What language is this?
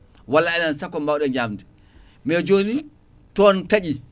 Fula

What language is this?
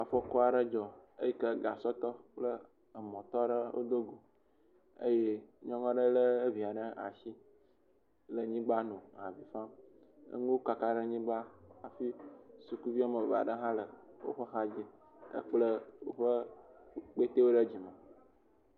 Ewe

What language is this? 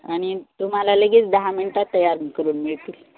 Marathi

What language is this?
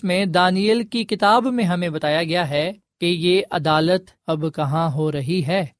Urdu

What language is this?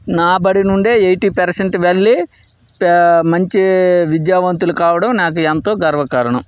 Telugu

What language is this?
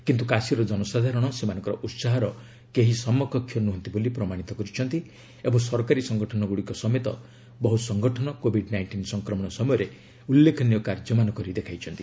Odia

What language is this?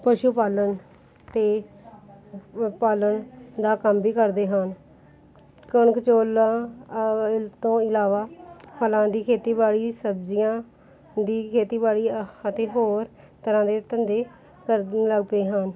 Punjabi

